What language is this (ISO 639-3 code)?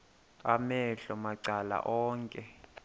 xho